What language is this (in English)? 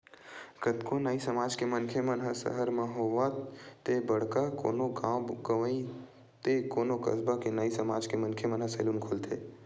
Chhattisgarhi